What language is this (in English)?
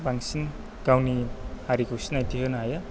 Bodo